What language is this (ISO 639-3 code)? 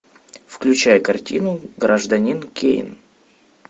rus